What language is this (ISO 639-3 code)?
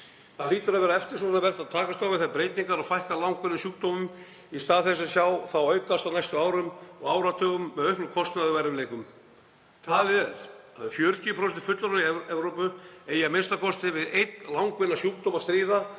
isl